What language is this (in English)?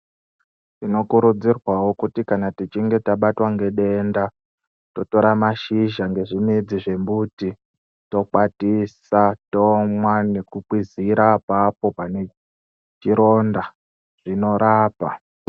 Ndau